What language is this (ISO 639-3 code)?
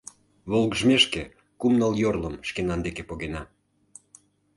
chm